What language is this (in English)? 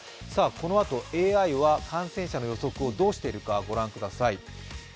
Japanese